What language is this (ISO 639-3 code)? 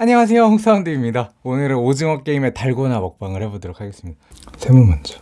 kor